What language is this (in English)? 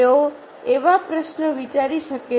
Gujarati